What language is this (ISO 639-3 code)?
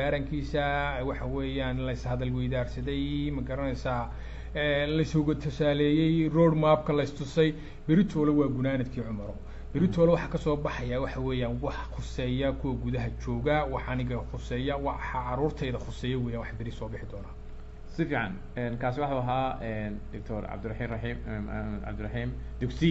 ara